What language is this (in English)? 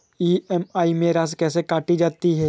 Hindi